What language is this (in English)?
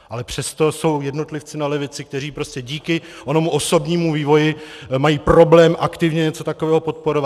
Czech